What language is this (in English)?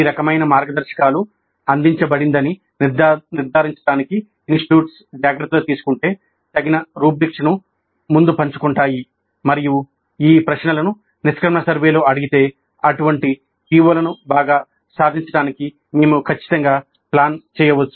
Telugu